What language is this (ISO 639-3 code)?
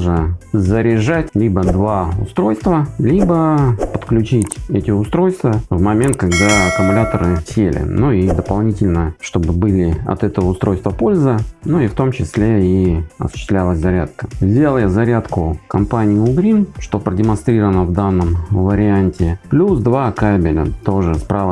rus